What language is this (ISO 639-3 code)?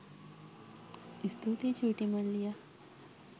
sin